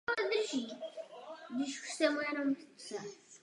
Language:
Czech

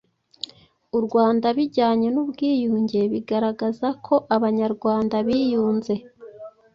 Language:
Kinyarwanda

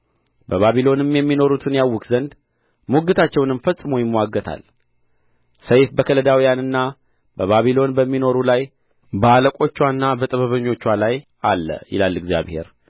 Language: Amharic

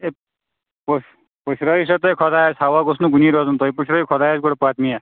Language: Kashmiri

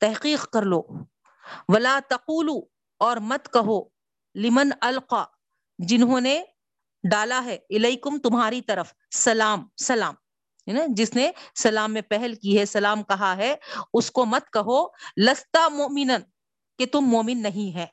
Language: Urdu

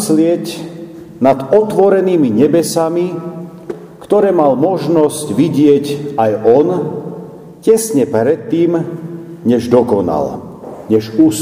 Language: Slovak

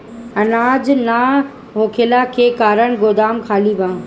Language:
Bhojpuri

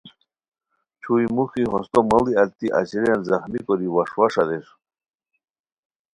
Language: Khowar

